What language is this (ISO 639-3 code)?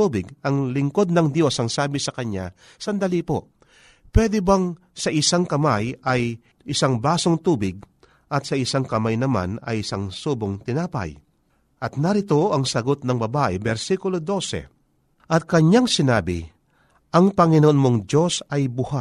fil